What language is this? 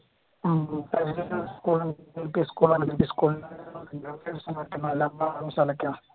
Malayalam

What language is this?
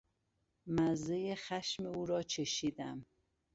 Persian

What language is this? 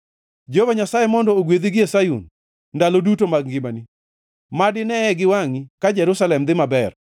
Luo (Kenya and Tanzania)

